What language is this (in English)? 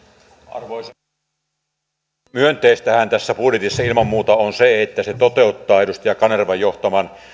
Finnish